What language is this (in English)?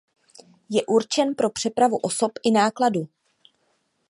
Czech